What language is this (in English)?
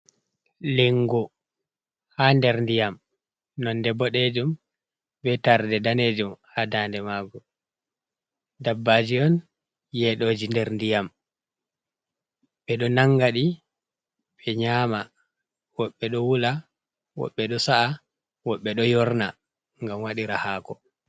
Fula